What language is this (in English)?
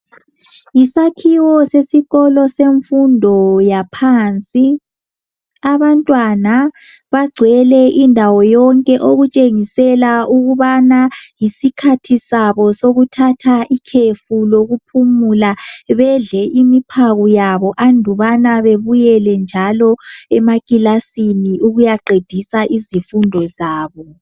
North Ndebele